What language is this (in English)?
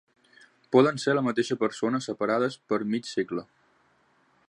Catalan